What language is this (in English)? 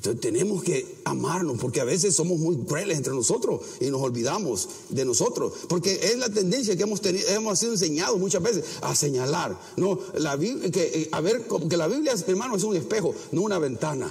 Spanish